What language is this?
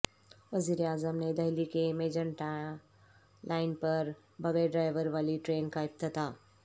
Urdu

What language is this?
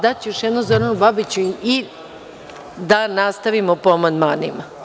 Serbian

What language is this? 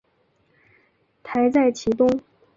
Chinese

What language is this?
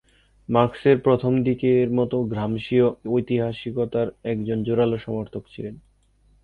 Bangla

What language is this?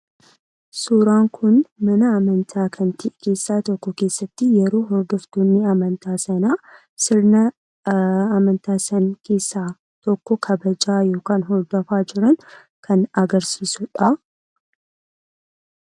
Oromo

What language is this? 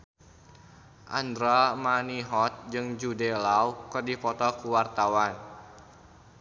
Sundanese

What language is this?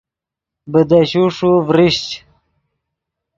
Yidgha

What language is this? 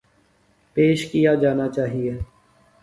Urdu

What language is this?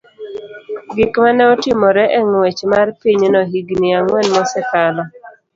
Luo (Kenya and Tanzania)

